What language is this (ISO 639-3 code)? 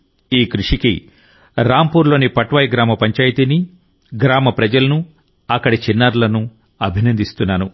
tel